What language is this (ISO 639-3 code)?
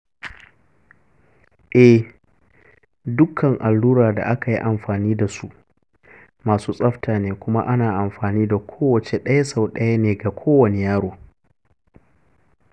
hau